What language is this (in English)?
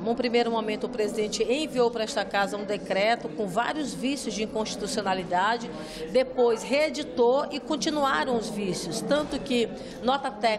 Portuguese